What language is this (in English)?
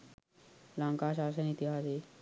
Sinhala